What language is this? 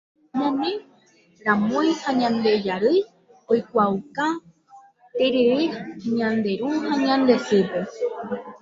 Guarani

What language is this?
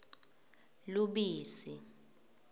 Swati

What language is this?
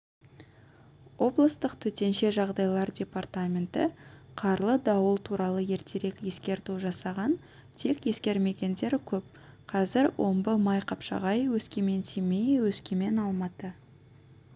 Kazakh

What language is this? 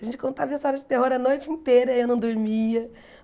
Portuguese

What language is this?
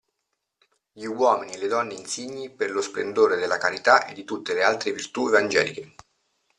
Italian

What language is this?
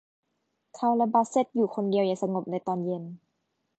Thai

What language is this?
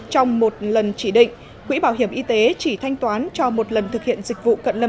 Vietnamese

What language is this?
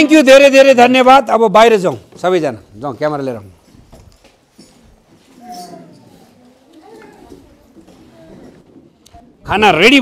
Arabic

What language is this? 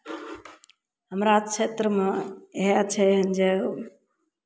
Maithili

